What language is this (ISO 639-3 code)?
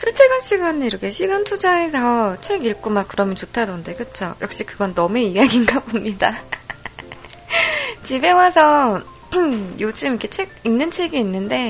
kor